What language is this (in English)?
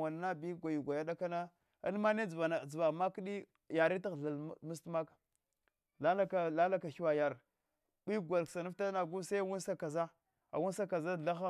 Hwana